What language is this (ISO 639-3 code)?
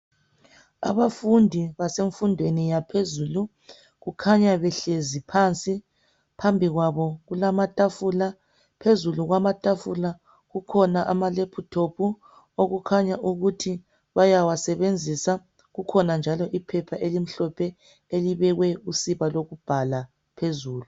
nde